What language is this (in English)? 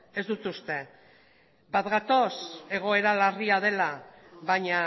Basque